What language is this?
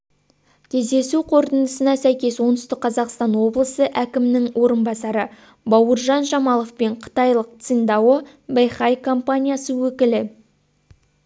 Kazakh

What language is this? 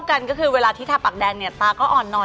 Thai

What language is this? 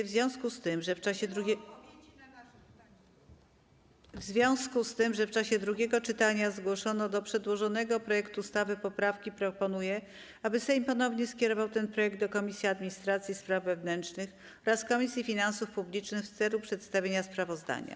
Polish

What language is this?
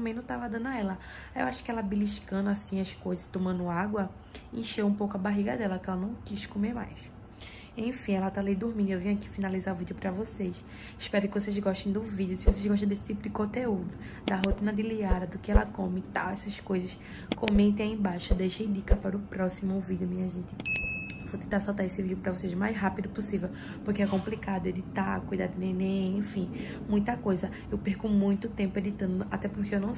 Portuguese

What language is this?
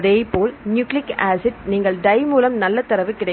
Tamil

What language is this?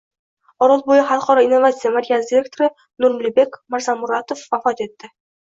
Uzbek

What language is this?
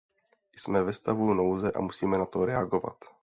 Czech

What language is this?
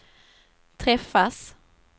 Swedish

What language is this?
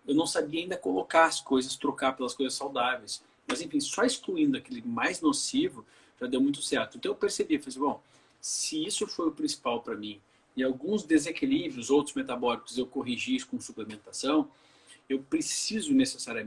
Portuguese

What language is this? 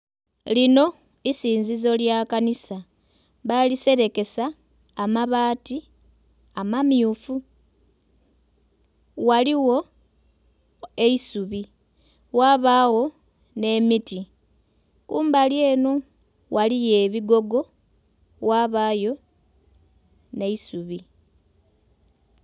Soga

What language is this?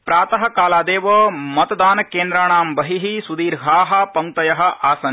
Sanskrit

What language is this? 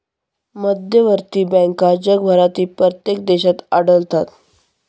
Marathi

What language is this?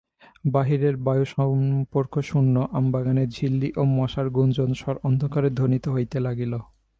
Bangla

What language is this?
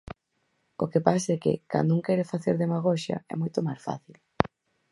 Galician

